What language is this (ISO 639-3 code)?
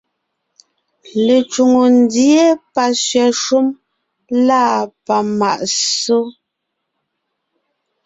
nnh